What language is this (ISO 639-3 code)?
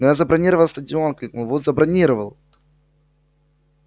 rus